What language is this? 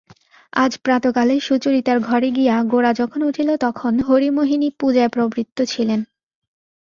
Bangla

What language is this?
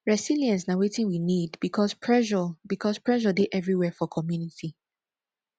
Nigerian Pidgin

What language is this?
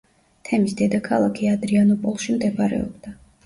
Georgian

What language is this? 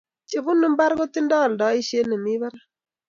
Kalenjin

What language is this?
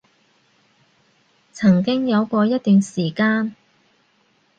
Cantonese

